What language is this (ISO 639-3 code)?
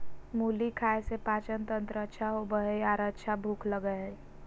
mag